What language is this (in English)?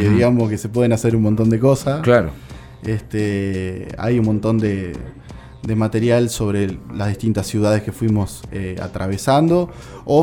Spanish